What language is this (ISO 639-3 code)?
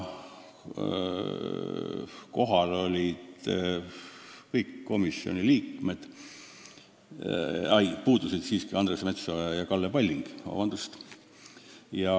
est